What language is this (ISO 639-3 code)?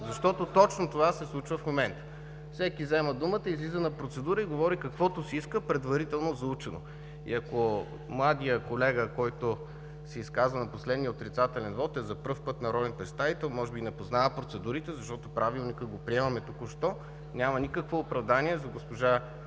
bul